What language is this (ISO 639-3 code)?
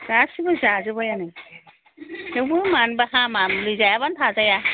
brx